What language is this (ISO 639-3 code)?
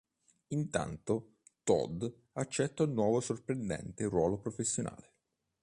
ita